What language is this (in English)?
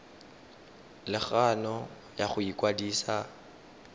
Tswana